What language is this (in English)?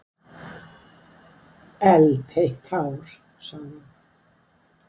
Icelandic